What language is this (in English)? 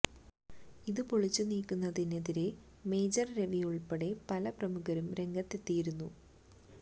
Malayalam